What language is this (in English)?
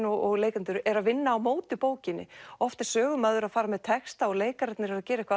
Icelandic